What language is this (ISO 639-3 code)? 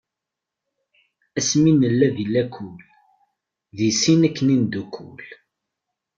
kab